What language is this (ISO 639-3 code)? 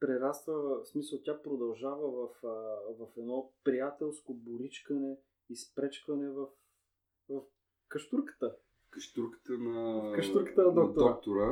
bul